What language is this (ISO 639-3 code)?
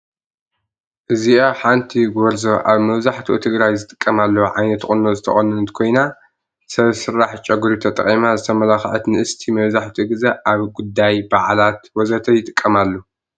tir